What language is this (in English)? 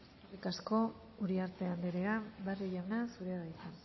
Basque